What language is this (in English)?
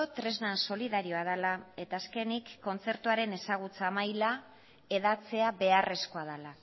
Basque